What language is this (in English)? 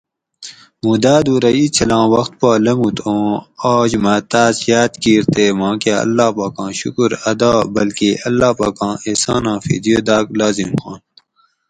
Gawri